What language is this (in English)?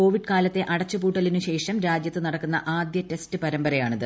Malayalam